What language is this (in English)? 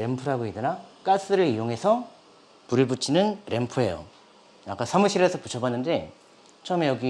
Korean